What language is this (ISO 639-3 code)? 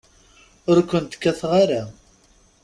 kab